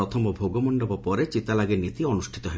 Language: Odia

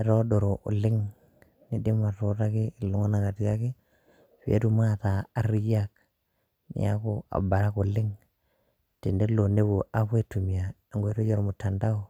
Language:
Masai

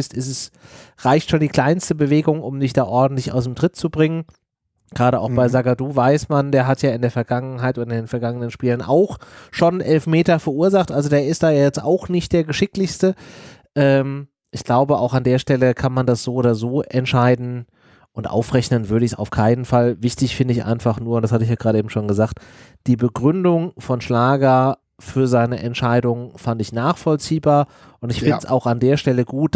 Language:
German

